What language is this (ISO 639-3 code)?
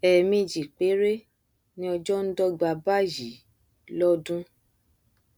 yor